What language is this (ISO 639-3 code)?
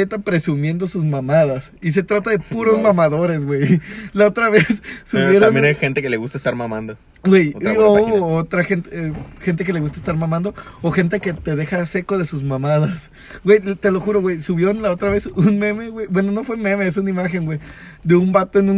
spa